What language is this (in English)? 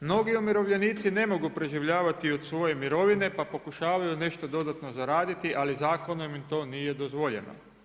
Croatian